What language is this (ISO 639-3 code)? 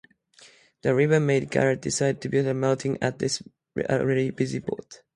eng